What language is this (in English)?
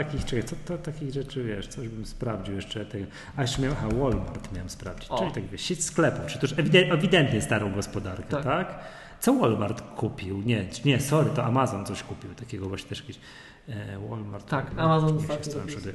Polish